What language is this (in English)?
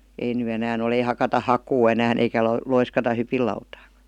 Finnish